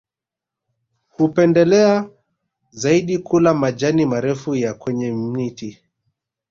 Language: Swahili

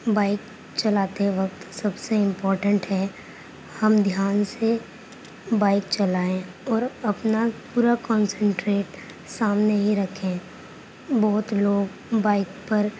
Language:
Urdu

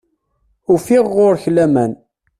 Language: Kabyle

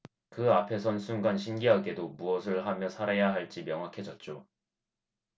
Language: Korean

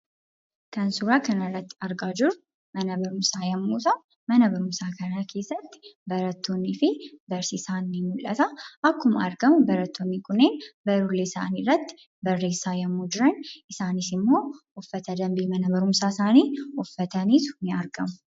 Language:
Oromo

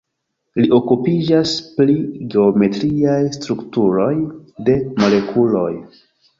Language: Esperanto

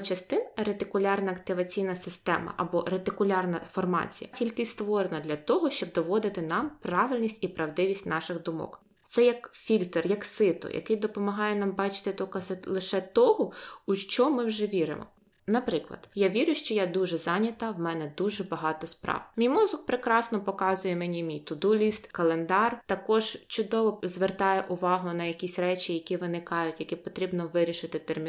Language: Ukrainian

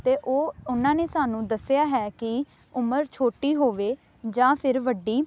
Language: Punjabi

